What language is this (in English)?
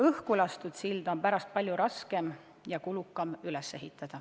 Estonian